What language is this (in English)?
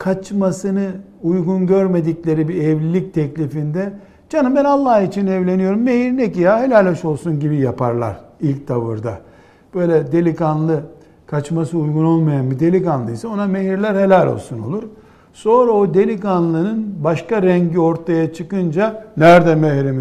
Turkish